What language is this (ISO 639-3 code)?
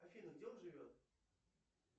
rus